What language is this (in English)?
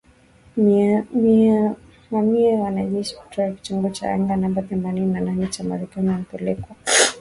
Swahili